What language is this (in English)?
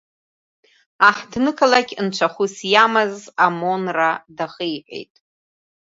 Abkhazian